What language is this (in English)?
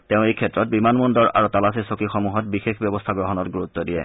Assamese